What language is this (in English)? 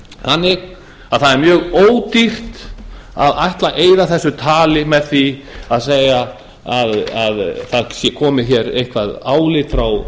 Icelandic